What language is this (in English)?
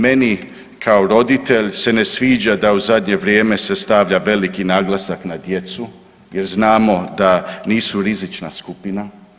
Croatian